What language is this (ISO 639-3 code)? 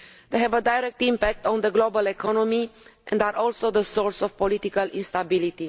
eng